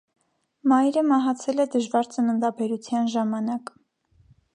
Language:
Armenian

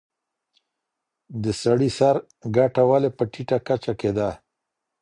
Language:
Pashto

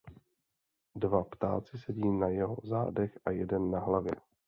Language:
Czech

